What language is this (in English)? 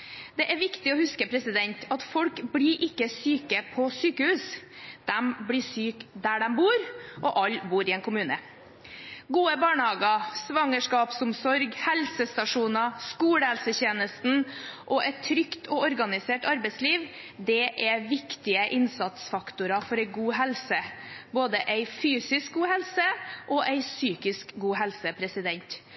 Norwegian Bokmål